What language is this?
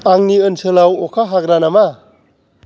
Bodo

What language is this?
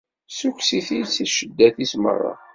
Kabyle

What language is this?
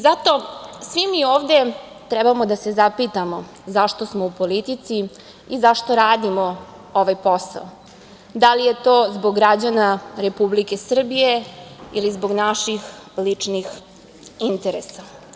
Serbian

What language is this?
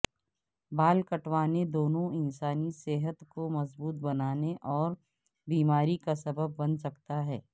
Urdu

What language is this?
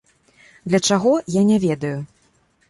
Belarusian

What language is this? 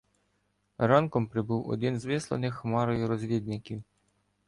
Ukrainian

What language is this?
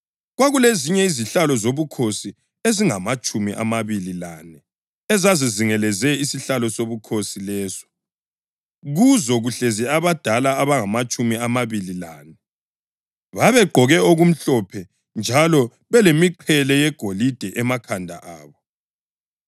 North Ndebele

